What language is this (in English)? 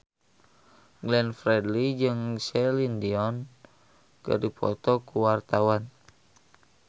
Sundanese